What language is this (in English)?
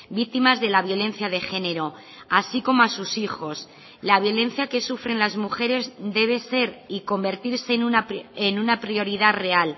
Spanish